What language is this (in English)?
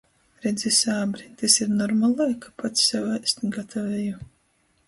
Latgalian